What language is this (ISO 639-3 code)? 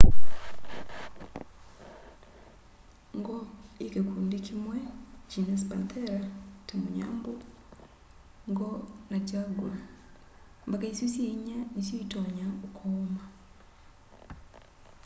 kam